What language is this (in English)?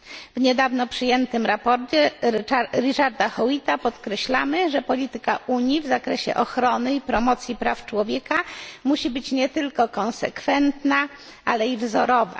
Polish